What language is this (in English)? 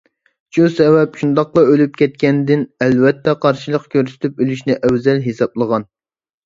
Uyghur